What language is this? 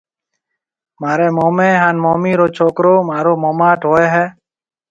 Marwari (Pakistan)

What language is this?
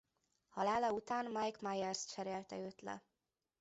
Hungarian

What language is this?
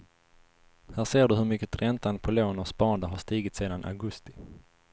Swedish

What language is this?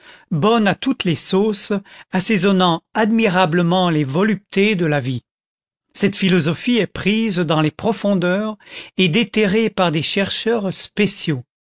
French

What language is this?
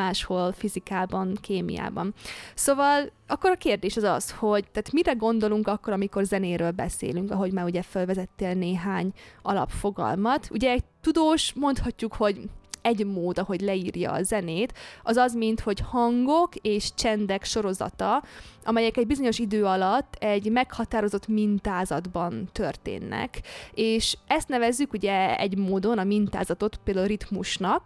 Hungarian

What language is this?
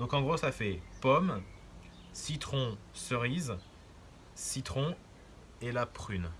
French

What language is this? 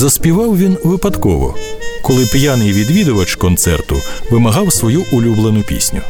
Ukrainian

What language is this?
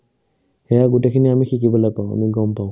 Assamese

